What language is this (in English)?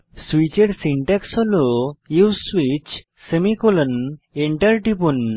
Bangla